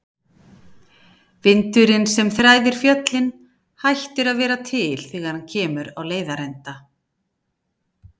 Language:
Icelandic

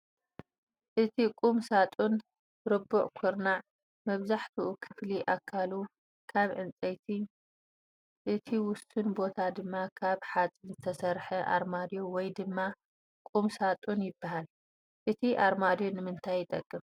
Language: Tigrinya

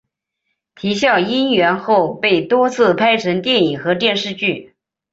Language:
Chinese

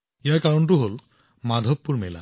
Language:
Assamese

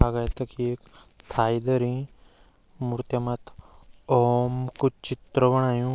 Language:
Garhwali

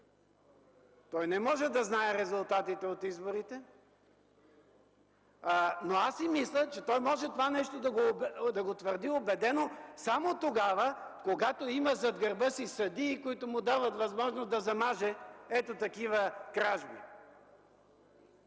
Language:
Bulgarian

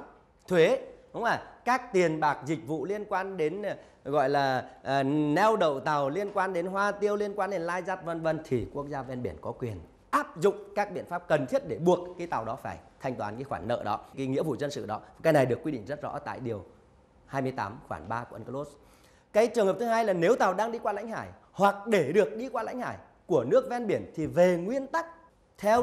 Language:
Vietnamese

